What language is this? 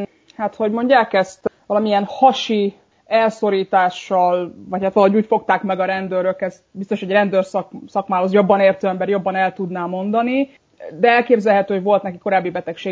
Hungarian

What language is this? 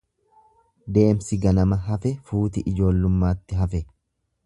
Oromo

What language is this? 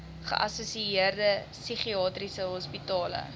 Afrikaans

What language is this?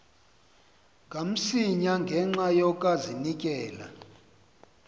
Xhosa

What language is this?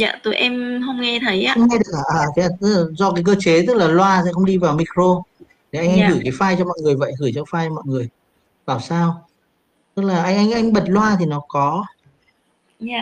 Vietnamese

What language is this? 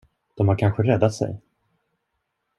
Swedish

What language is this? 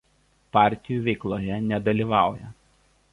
Lithuanian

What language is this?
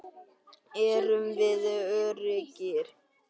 Icelandic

